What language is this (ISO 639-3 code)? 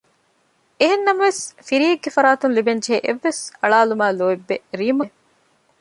div